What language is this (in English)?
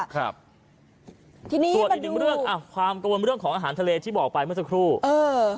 Thai